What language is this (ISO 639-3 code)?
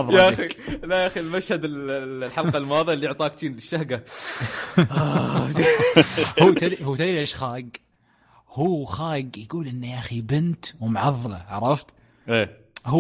ara